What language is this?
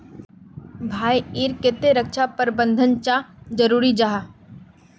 Magahi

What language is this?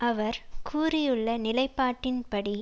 Tamil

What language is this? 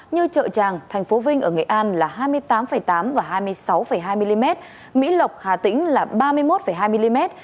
Vietnamese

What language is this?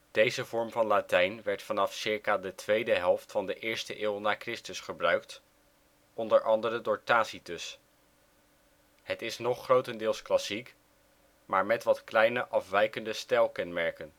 Dutch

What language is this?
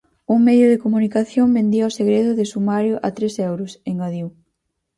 Galician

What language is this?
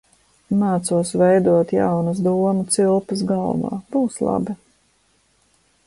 Latvian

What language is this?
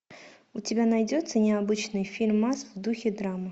Russian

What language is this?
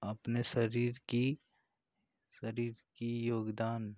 Hindi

